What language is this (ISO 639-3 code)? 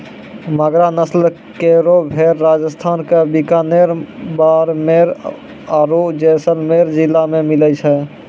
mai